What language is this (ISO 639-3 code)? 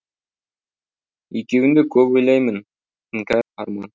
kaz